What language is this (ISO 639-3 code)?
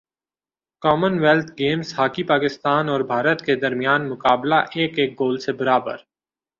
urd